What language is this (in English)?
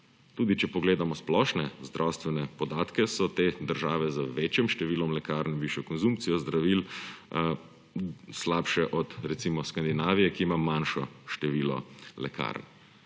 Slovenian